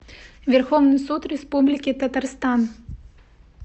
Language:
Russian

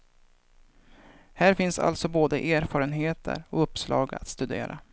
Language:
Swedish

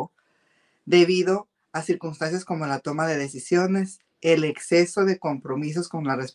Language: Spanish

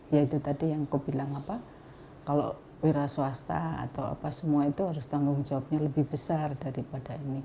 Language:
Indonesian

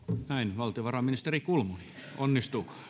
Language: Finnish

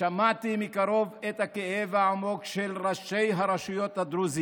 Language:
Hebrew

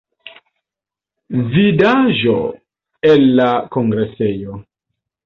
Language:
Esperanto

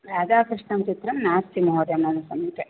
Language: Sanskrit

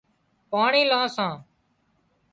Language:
Wadiyara Koli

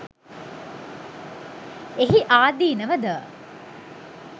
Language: Sinhala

